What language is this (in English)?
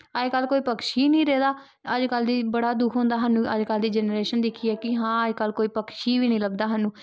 Dogri